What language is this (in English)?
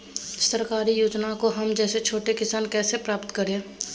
Magahi